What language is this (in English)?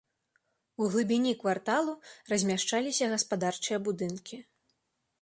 Belarusian